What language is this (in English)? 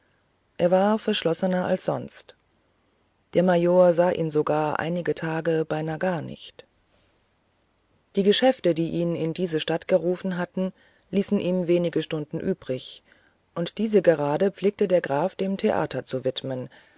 German